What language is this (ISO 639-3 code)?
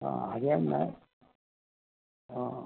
mal